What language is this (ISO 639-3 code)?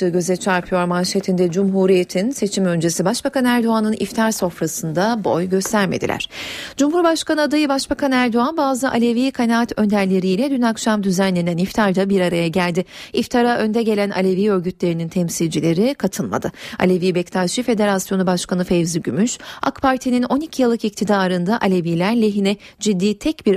tur